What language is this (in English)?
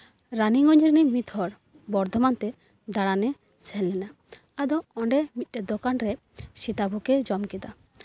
Santali